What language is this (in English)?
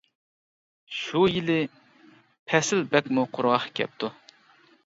Uyghur